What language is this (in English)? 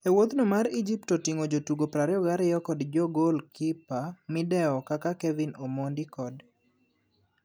Luo (Kenya and Tanzania)